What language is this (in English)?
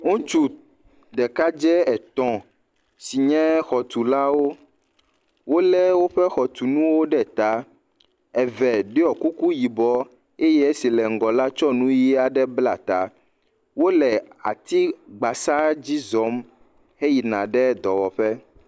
Ewe